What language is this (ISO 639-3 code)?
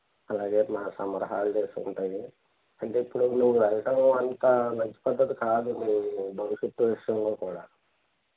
tel